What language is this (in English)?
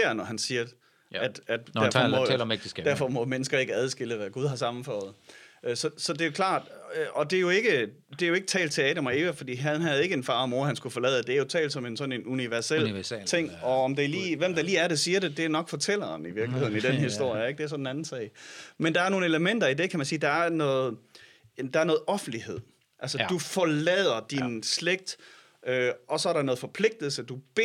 Danish